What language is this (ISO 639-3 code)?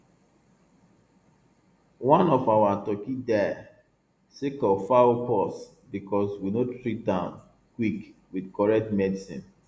pcm